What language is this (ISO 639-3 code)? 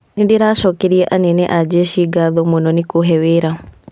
kik